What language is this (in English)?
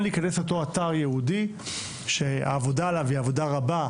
Hebrew